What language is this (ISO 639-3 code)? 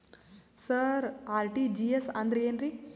kan